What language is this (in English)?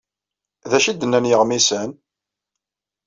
Kabyle